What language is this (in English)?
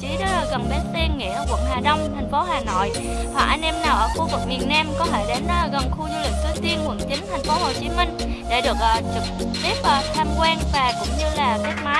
Vietnamese